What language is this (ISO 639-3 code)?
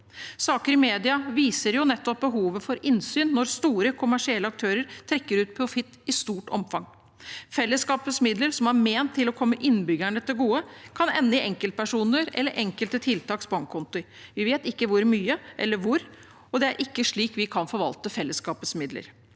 nor